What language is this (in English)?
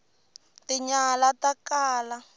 Tsonga